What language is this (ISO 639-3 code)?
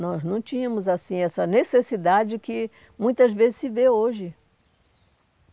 por